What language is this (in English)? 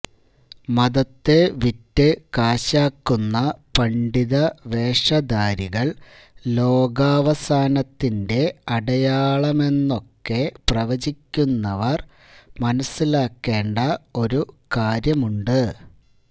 Malayalam